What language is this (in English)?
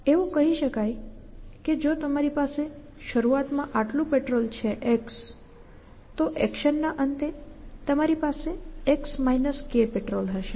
Gujarati